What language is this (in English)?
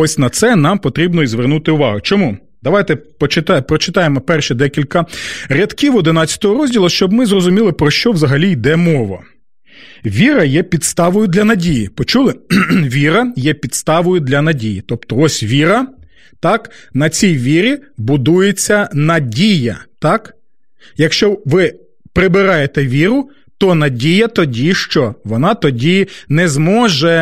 Ukrainian